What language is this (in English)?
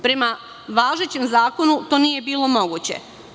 Serbian